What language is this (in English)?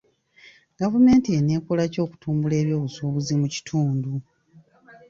Ganda